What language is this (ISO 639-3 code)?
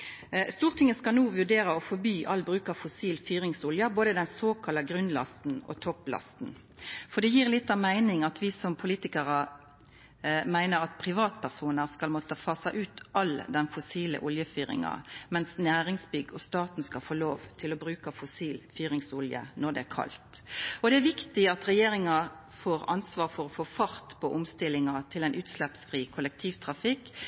nno